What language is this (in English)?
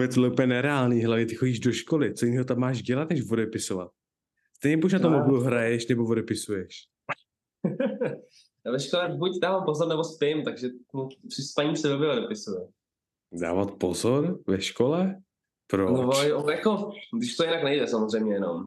Czech